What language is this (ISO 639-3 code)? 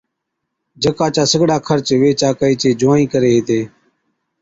odk